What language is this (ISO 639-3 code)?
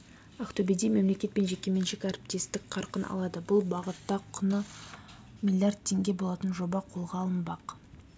kaz